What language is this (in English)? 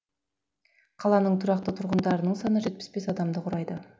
Kazakh